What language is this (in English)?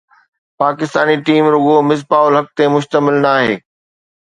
Sindhi